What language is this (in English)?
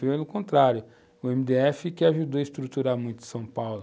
Portuguese